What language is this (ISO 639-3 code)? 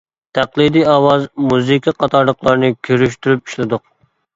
uig